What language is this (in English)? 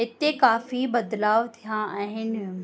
Sindhi